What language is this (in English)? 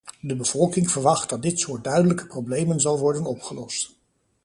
Dutch